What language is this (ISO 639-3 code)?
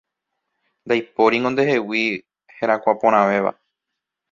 grn